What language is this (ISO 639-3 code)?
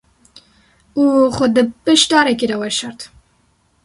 kur